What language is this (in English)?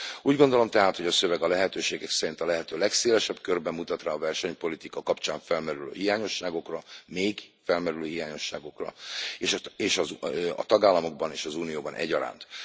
Hungarian